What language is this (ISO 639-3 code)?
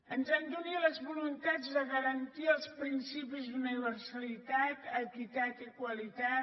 cat